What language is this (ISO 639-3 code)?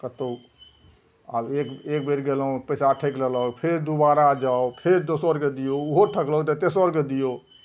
mai